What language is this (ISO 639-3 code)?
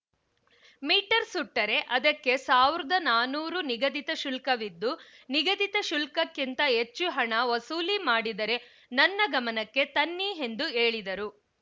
kan